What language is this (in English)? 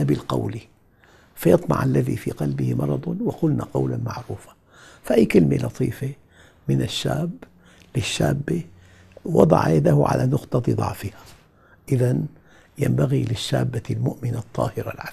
Arabic